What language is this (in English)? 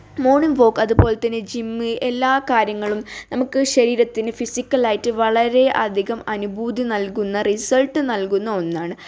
Malayalam